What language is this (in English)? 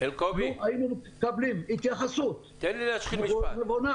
Hebrew